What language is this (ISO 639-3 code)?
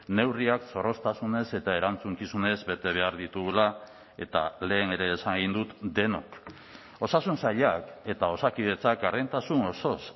eus